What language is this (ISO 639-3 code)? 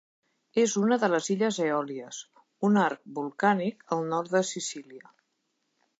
cat